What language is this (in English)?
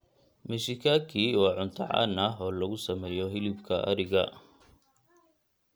Somali